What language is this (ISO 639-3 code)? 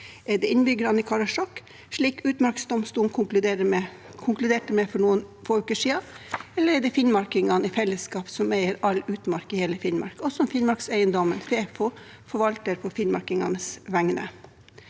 nor